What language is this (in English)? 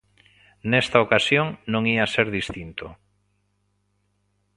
Galician